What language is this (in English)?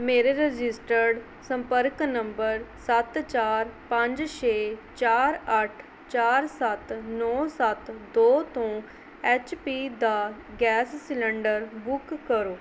Punjabi